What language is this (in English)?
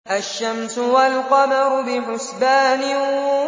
Arabic